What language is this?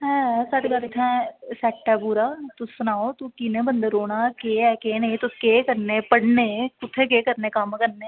Dogri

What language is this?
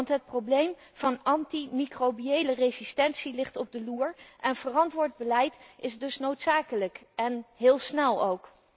Dutch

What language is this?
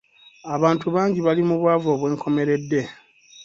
Ganda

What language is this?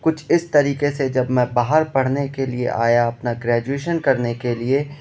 Urdu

